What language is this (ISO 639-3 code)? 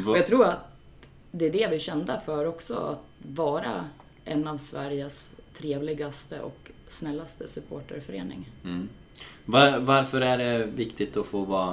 swe